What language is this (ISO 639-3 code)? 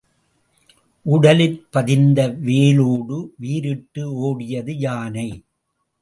tam